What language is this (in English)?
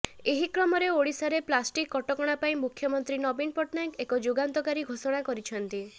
Odia